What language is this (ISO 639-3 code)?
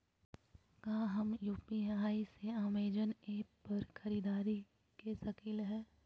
mag